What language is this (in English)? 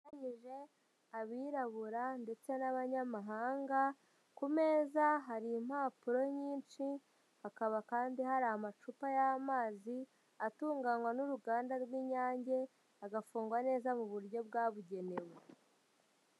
Kinyarwanda